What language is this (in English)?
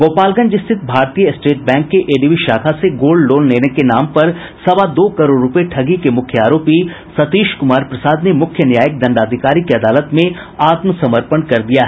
Hindi